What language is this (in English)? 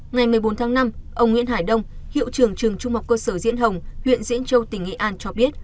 Vietnamese